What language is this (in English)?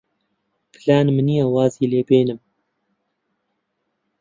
Central Kurdish